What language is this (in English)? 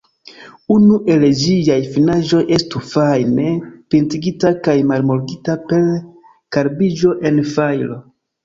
Esperanto